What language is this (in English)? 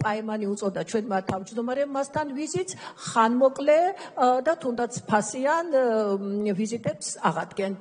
Romanian